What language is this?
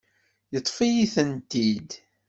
Kabyle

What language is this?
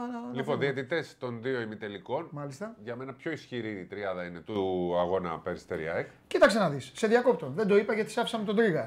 Greek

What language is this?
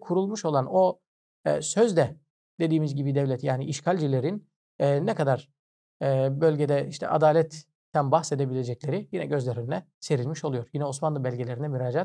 Turkish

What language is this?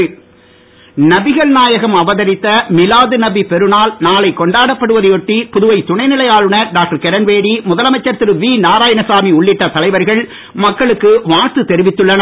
Tamil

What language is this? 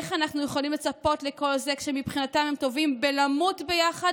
Hebrew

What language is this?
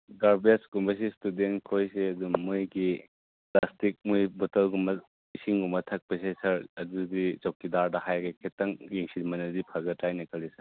Manipuri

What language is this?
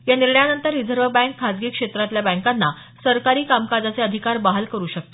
Marathi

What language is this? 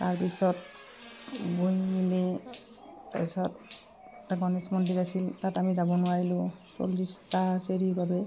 Assamese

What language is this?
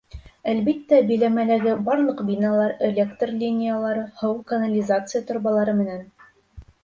Bashkir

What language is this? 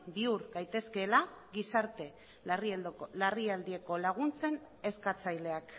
Basque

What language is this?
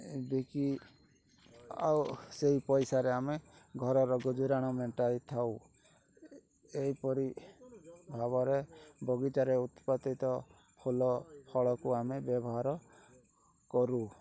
Odia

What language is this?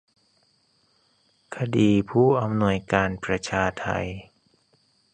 Thai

